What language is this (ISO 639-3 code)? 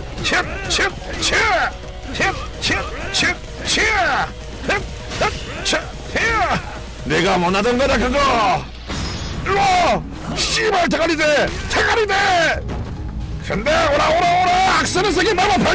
kor